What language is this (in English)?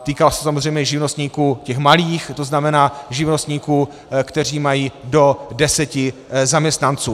Czech